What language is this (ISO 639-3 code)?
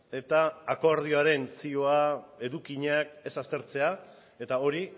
eus